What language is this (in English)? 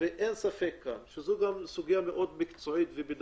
Hebrew